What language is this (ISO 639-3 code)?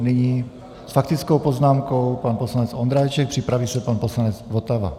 ces